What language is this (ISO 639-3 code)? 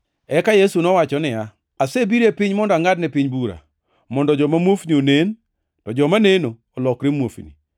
luo